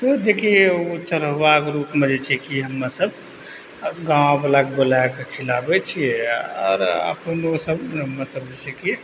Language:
Maithili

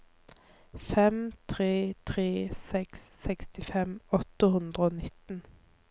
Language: Norwegian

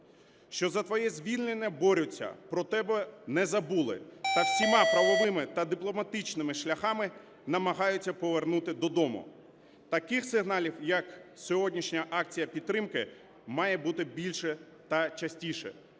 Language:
Ukrainian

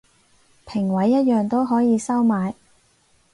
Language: Cantonese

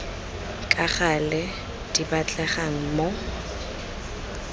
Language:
Tswana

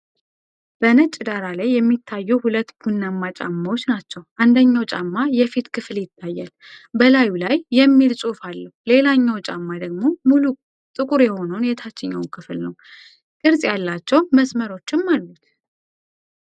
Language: Amharic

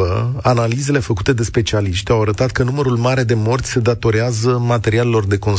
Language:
Romanian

